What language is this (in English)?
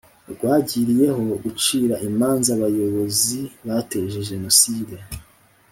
Kinyarwanda